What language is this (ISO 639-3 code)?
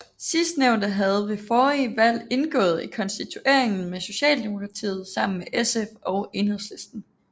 dan